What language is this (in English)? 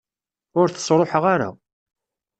Kabyle